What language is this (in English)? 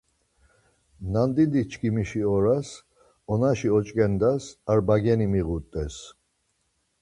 Laz